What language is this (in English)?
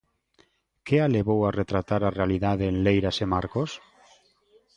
Galician